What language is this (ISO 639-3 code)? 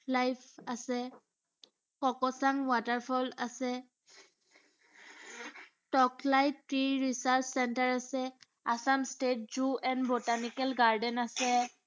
asm